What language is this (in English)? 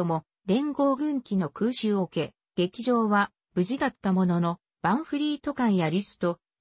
Japanese